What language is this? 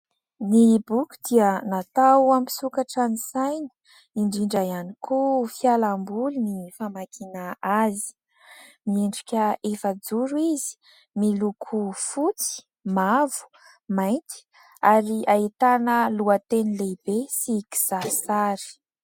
Malagasy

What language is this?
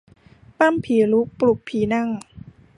Thai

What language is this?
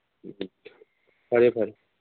Manipuri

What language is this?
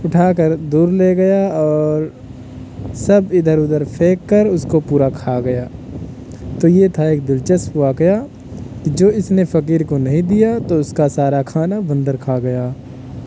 Urdu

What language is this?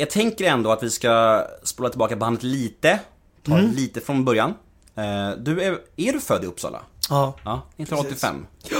Swedish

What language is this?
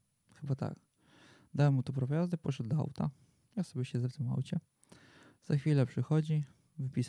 Polish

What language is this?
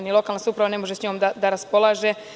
Serbian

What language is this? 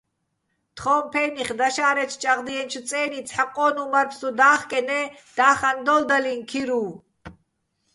Bats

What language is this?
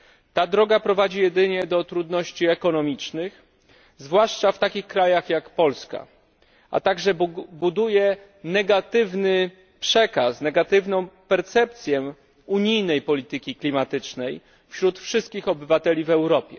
Polish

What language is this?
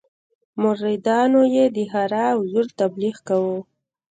Pashto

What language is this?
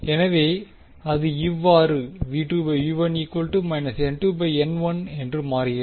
Tamil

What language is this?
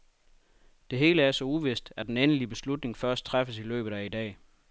Danish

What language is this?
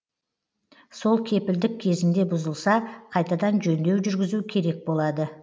Kazakh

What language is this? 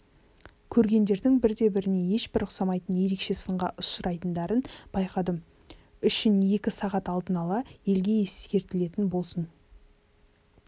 Kazakh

